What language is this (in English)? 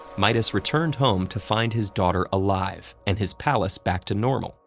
English